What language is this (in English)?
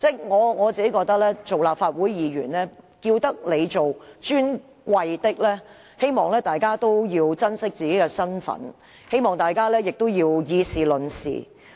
Cantonese